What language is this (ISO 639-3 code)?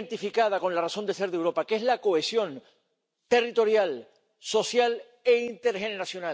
spa